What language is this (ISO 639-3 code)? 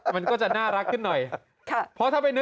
tha